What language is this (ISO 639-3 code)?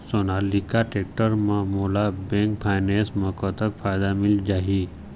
hne